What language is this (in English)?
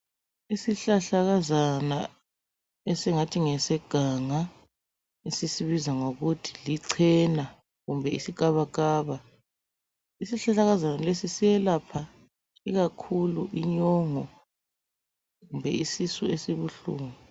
North Ndebele